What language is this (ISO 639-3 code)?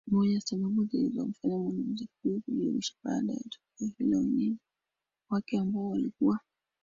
swa